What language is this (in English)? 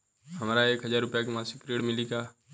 Bhojpuri